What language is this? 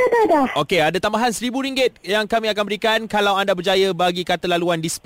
Malay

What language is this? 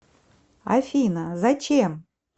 Russian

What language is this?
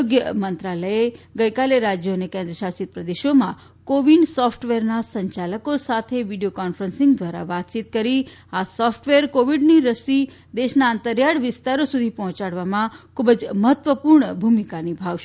Gujarati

